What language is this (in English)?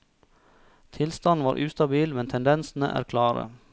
Norwegian